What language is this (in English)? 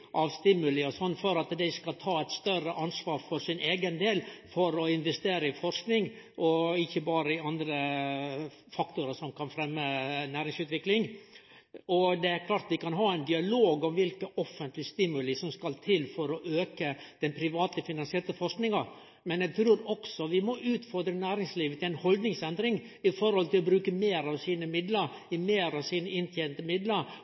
Norwegian Nynorsk